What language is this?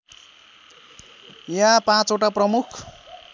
Nepali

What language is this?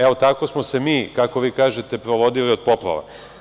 Serbian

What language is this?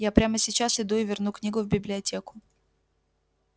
Russian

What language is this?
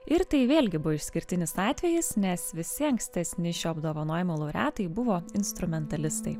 Lithuanian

